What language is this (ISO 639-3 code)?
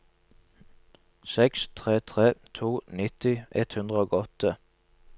nor